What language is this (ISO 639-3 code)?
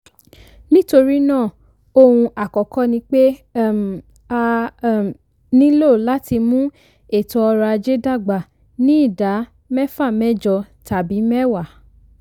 yor